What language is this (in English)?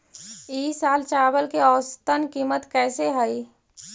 Magahi